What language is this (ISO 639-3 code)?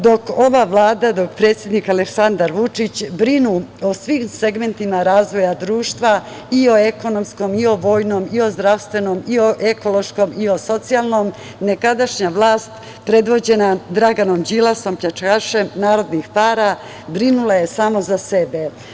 srp